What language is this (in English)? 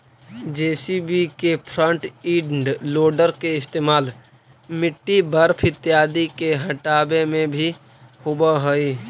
Magahi